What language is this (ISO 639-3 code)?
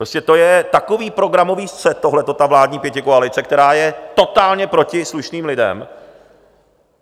ces